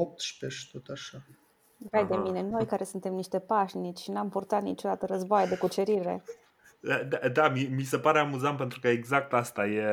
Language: Romanian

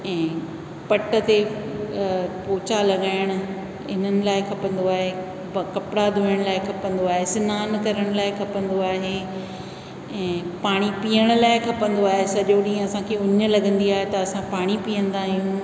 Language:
Sindhi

